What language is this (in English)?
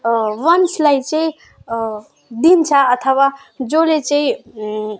Nepali